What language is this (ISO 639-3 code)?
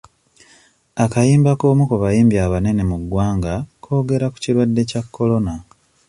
lug